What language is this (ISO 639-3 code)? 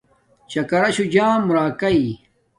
dmk